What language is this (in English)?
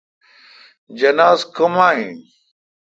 Kalkoti